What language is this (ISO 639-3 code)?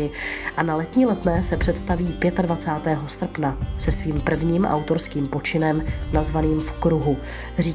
ces